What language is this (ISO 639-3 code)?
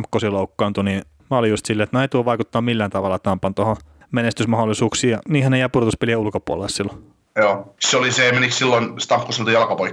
fin